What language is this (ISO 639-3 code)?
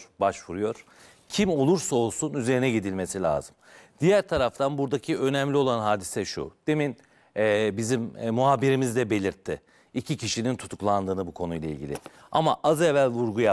tur